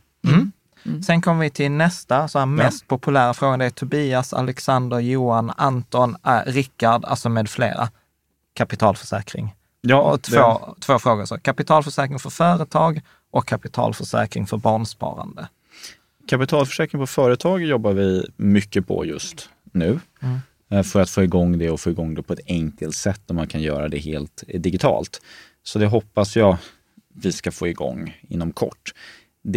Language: Swedish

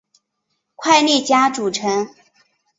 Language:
Chinese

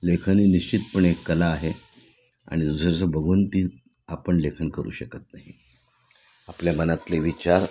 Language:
Marathi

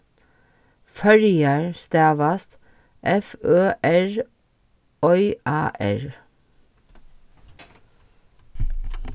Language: Faroese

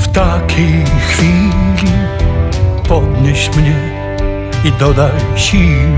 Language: Polish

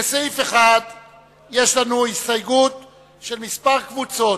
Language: Hebrew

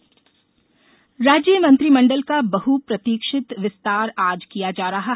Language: Hindi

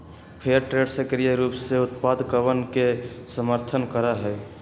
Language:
Magahi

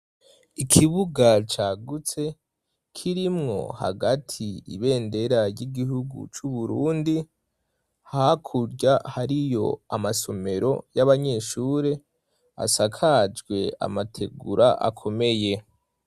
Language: Rundi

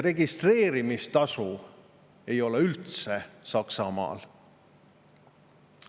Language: Estonian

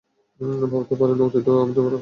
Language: Bangla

